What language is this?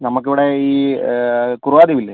Malayalam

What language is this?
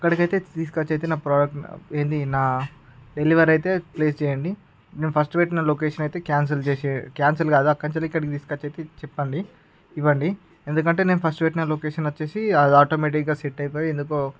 Telugu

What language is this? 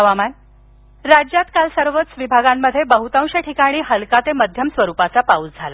Marathi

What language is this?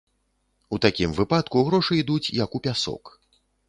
Belarusian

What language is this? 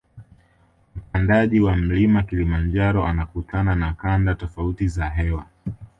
Swahili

